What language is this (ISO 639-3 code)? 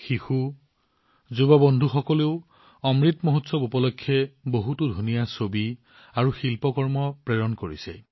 asm